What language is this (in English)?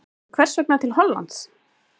Icelandic